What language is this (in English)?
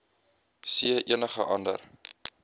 Afrikaans